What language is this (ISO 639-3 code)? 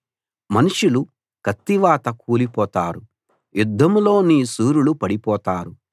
tel